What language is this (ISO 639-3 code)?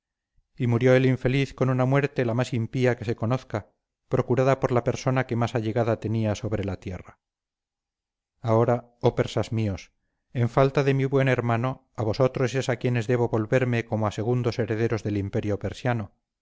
spa